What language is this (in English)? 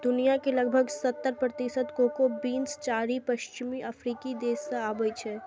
Maithili